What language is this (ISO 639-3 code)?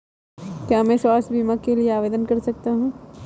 hin